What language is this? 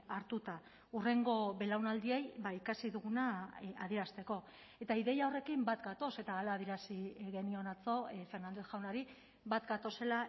Basque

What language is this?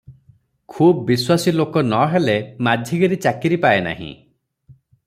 Odia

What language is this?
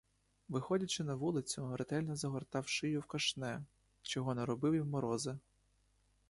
Ukrainian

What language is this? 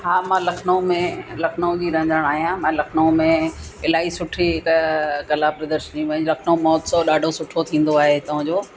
Sindhi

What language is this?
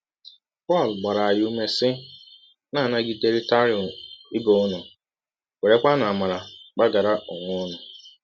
Igbo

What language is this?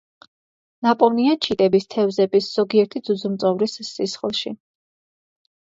Georgian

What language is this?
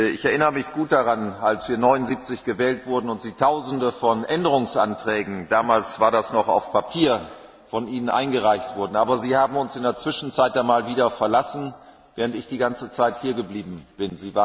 German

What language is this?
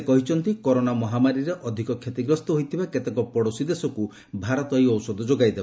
Odia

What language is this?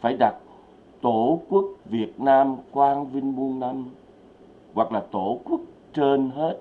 Vietnamese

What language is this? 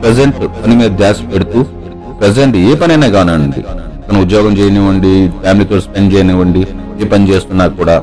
Telugu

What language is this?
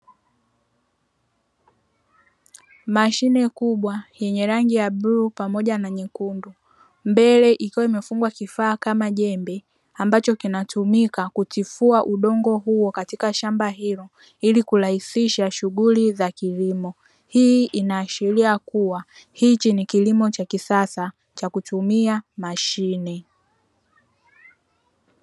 Swahili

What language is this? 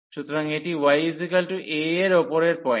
Bangla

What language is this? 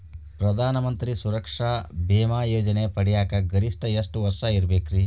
Kannada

